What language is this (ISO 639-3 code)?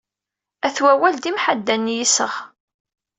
kab